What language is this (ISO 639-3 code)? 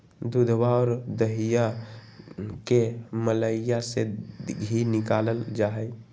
mag